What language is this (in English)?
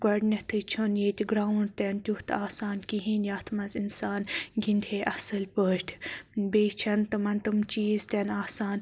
Kashmiri